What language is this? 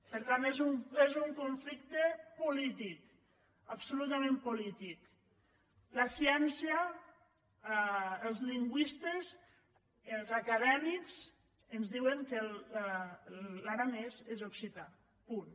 Catalan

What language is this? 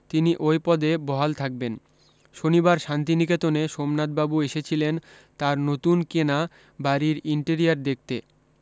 Bangla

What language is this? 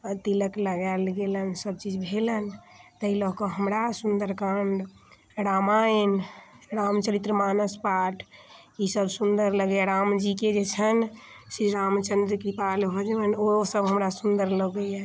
Maithili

